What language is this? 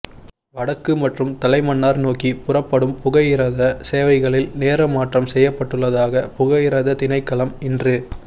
Tamil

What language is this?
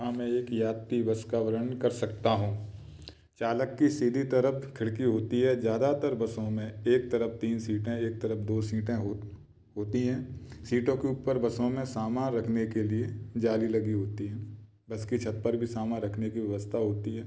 Hindi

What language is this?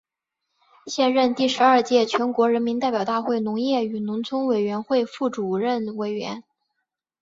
Chinese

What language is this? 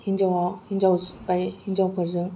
Bodo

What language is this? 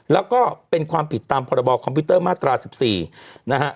Thai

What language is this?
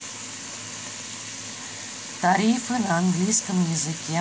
Russian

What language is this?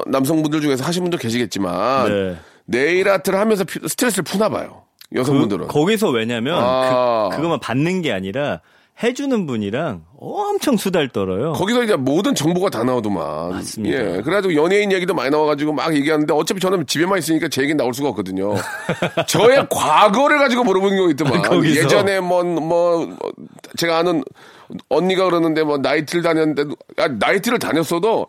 Korean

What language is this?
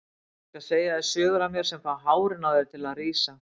Icelandic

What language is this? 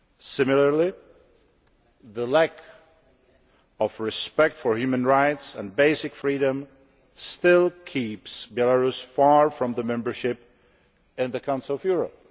English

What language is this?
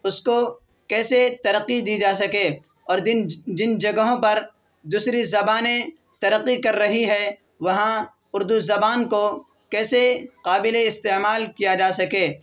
Urdu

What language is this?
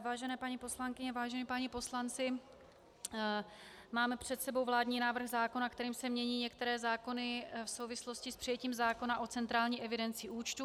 Czech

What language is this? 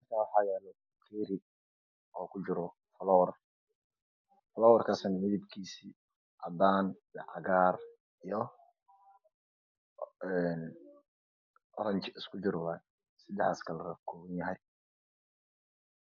Somali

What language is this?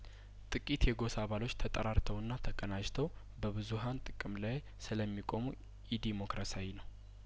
Amharic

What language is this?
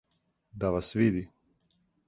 Serbian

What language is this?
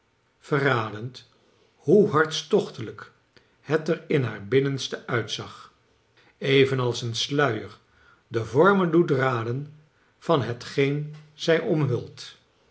Dutch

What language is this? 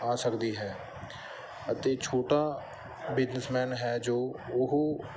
Punjabi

